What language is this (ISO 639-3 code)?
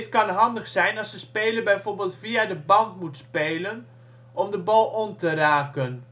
nld